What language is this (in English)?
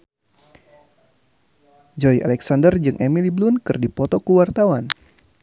Sundanese